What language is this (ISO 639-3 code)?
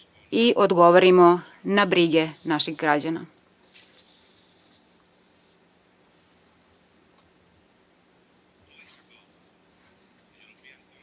srp